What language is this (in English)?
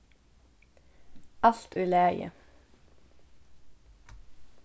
Faroese